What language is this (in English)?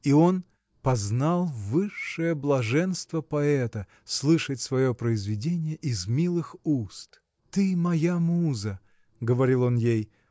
Russian